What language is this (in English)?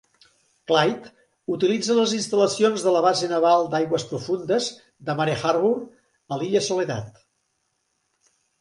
Catalan